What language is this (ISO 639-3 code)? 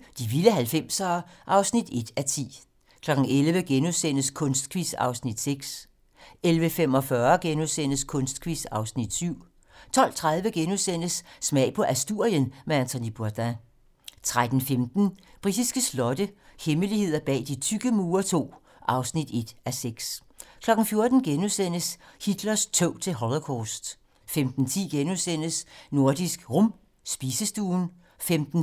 dan